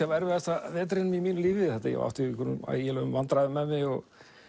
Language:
Icelandic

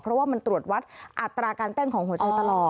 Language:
Thai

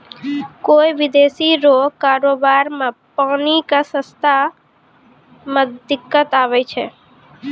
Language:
Maithili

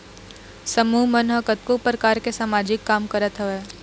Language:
Chhattisgarhi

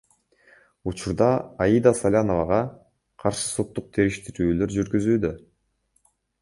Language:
Kyrgyz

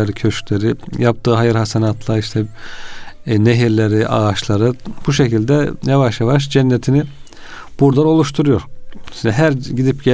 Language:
Turkish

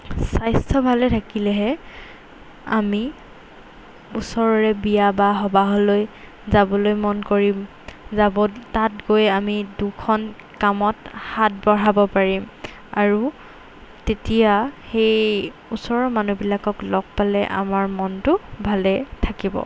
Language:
Assamese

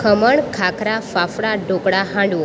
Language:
Gujarati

